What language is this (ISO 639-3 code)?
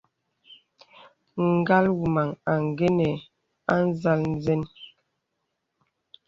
beb